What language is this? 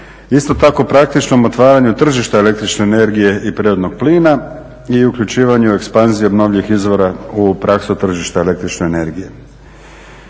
Croatian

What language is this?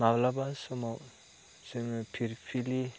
Bodo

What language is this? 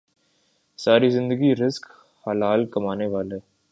Urdu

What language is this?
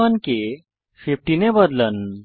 Bangla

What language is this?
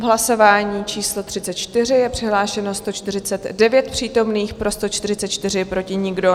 Czech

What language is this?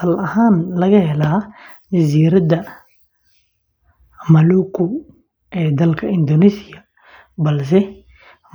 Somali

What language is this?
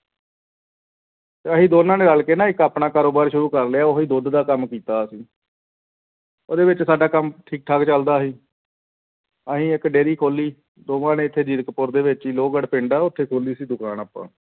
Punjabi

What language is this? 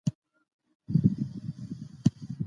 Pashto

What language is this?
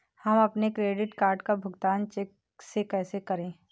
Hindi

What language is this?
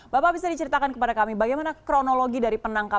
Indonesian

